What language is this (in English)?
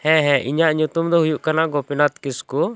Santali